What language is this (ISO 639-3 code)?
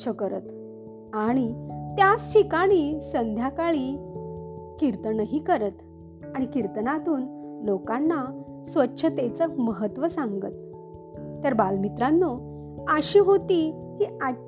mar